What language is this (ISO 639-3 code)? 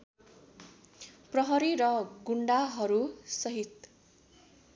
nep